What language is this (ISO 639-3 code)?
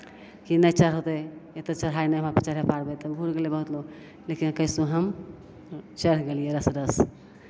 mai